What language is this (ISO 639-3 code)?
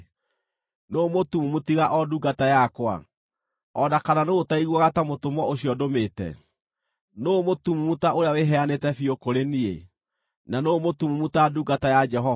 kik